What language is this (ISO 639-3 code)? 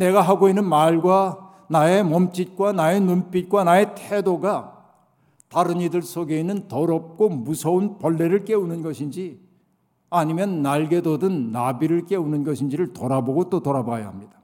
kor